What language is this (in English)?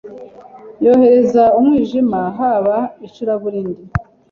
Kinyarwanda